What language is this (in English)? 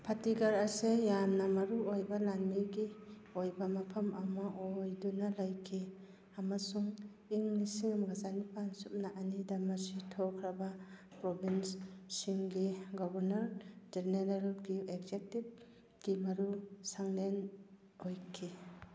Manipuri